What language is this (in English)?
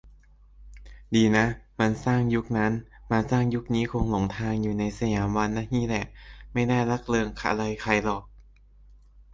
Thai